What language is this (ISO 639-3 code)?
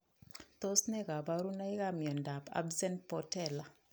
kln